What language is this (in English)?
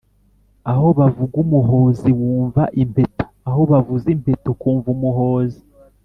Kinyarwanda